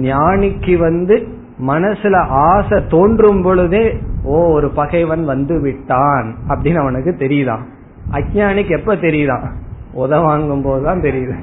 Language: Tamil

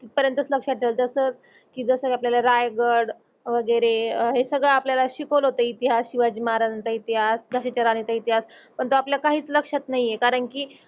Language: Marathi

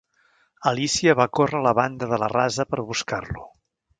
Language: Catalan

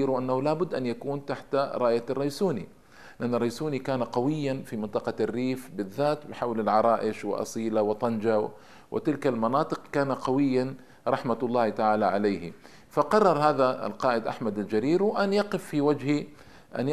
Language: Arabic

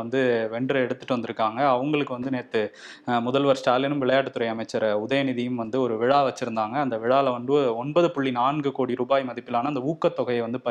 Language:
Tamil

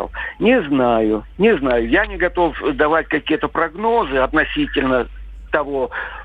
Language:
Russian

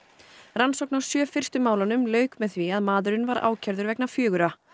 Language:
Icelandic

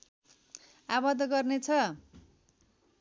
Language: Nepali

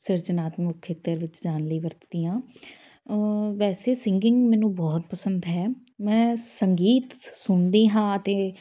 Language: Punjabi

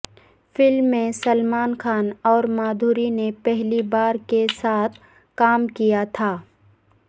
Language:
Urdu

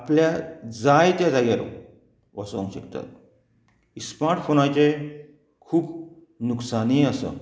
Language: Konkani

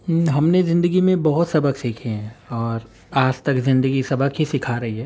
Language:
Urdu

